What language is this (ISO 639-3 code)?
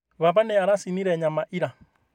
kik